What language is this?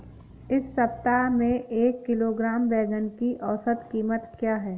Hindi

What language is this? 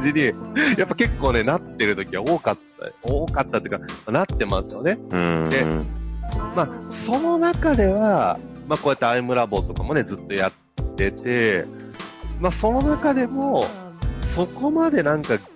Japanese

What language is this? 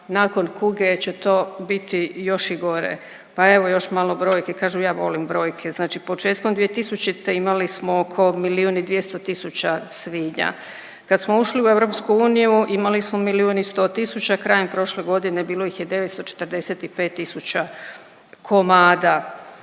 Croatian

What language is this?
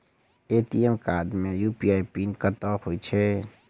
Maithili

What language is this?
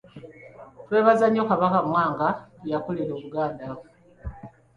Ganda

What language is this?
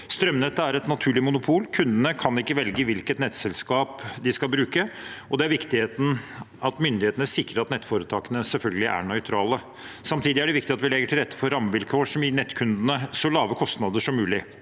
Norwegian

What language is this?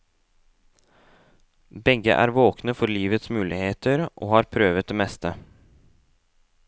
Norwegian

